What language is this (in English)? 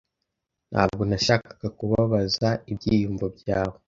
Kinyarwanda